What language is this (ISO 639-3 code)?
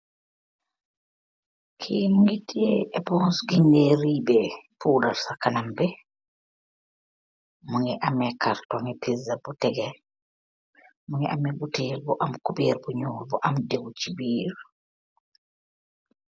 wol